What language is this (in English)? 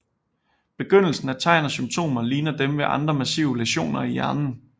Danish